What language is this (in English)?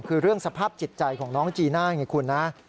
Thai